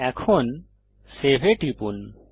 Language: Bangla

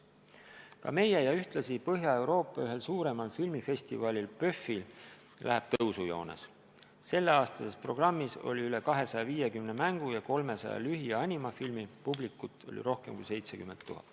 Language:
Estonian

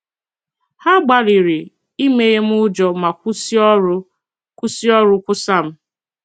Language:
Igbo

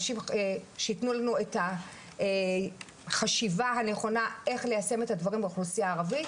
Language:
Hebrew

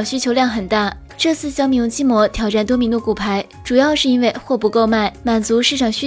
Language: Chinese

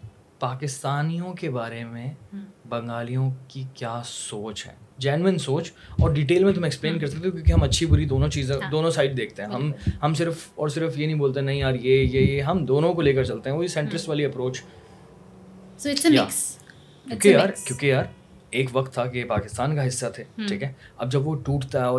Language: Urdu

